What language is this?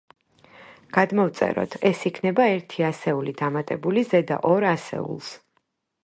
Georgian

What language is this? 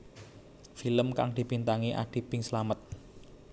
Javanese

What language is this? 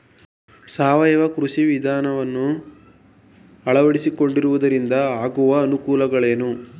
Kannada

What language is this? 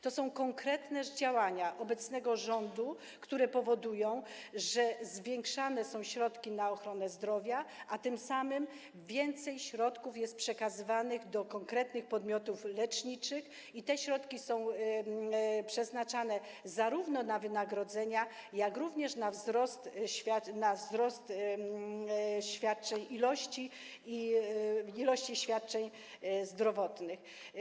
Polish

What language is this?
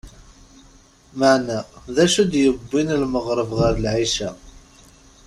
Kabyle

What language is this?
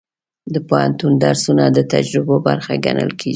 Pashto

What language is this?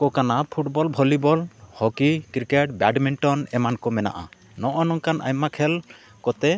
Santali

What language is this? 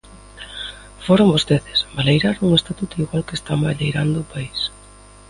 Galician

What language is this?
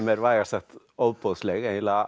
Icelandic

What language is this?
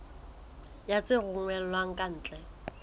Southern Sotho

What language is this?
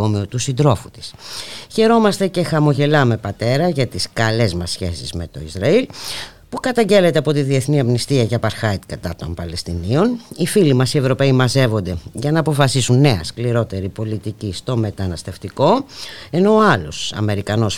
Greek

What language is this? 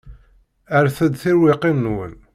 Kabyle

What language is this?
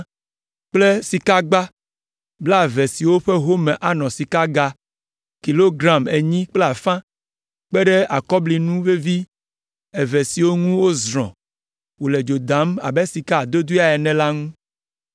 Ewe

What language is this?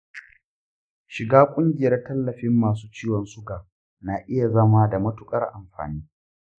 Hausa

